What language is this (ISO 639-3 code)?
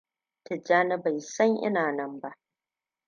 hau